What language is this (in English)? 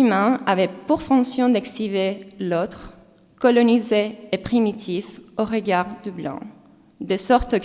French